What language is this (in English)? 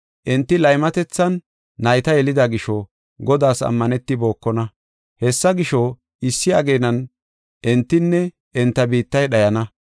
Gofa